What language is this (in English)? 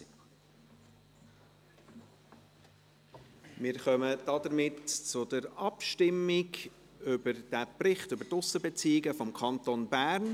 Swiss German